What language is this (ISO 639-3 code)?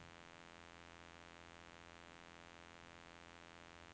nor